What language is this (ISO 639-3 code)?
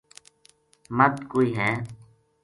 gju